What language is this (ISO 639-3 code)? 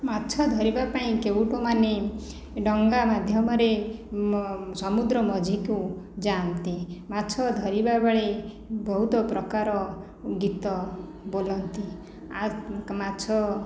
ori